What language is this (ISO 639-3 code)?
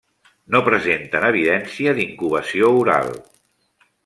cat